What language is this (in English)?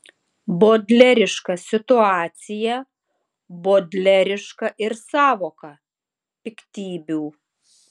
Lithuanian